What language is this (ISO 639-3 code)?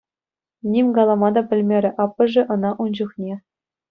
chv